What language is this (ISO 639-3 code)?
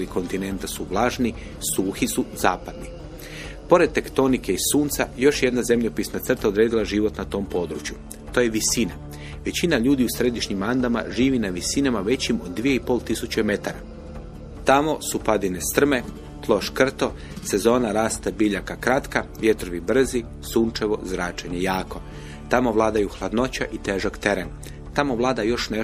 hrv